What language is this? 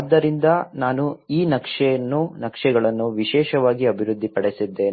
Kannada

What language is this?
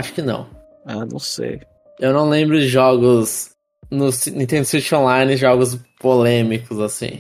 Portuguese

